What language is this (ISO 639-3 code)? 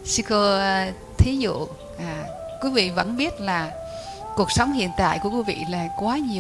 vie